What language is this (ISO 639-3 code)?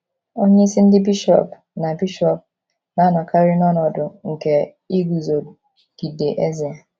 ibo